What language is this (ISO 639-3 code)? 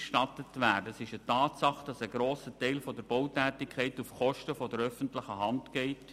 gsw